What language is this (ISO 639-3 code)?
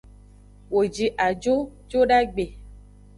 ajg